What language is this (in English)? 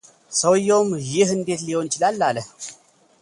Amharic